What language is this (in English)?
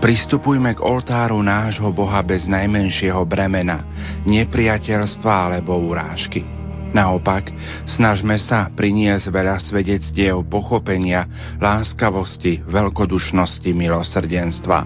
Slovak